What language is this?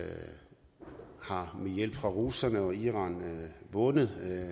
Danish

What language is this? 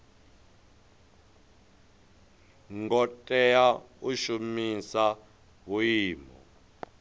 Venda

